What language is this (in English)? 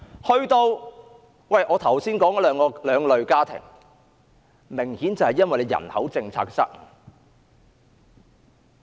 Cantonese